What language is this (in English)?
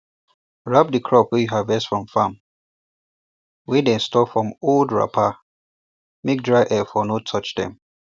Nigerian Pidgin